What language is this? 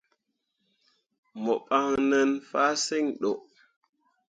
Mundang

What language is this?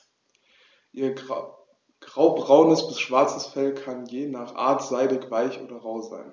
German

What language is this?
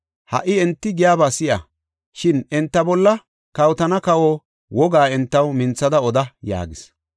Gofa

